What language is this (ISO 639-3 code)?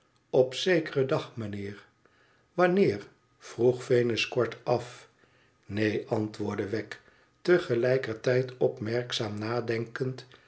nld